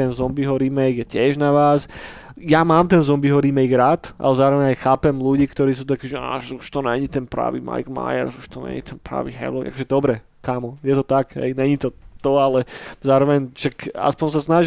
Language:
Slovak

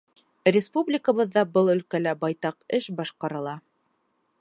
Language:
Bashkir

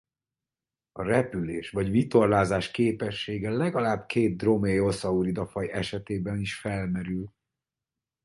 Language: Hungarian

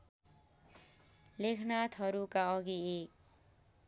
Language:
Nepali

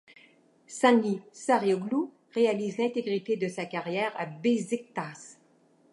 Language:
French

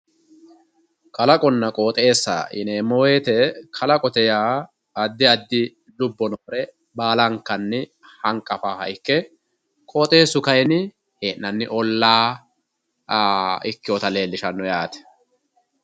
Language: Sidamo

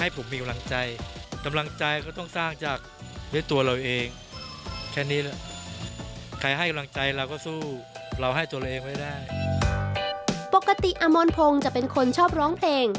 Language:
Thai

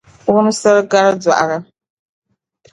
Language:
Dagbani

